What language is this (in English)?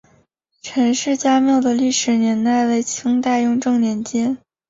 Chinese